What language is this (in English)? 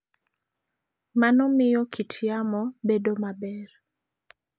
Luo (Kenya and Tanzania)